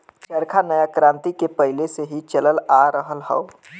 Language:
Bhojpuri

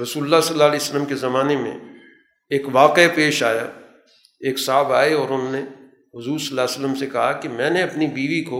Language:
Urdu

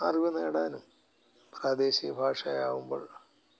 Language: Malayalam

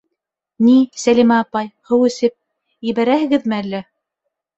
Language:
Bashkir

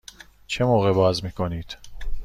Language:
Persian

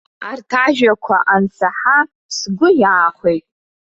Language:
Abkhazian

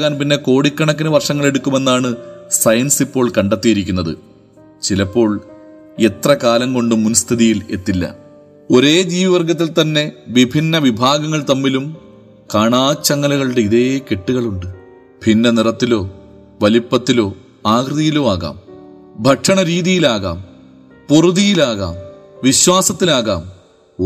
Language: Malayalam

